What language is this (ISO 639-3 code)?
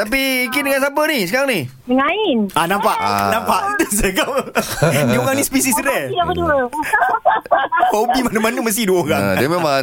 msa